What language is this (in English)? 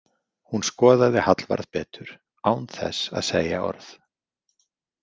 Icelandic